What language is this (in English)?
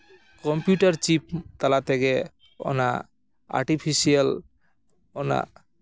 Santali